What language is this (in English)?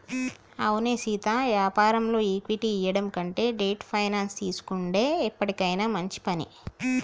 Telugu